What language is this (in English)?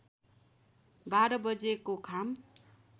Nepali